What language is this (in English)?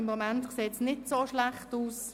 Swiss German